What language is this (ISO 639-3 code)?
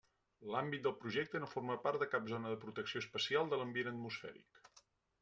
cat